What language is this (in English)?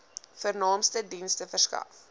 Afrikaans